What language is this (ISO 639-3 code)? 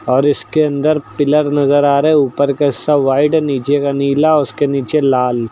hin